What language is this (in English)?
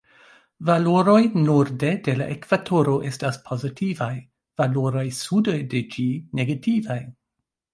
Esperanto